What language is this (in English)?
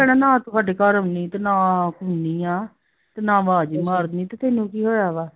Punjabi